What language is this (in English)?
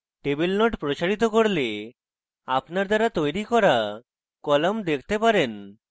Bangla